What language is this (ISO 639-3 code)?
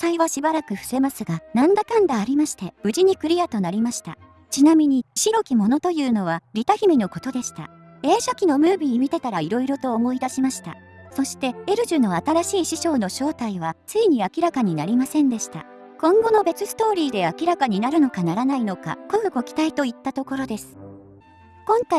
jpn